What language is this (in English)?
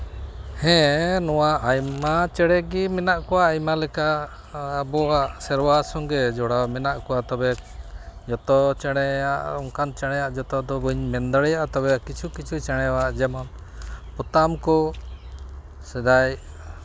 Santali